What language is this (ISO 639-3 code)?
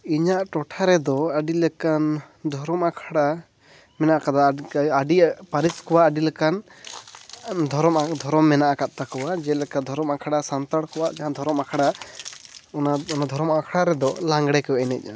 sat